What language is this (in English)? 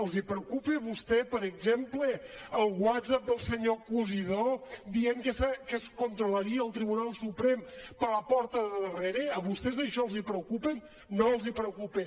Catalan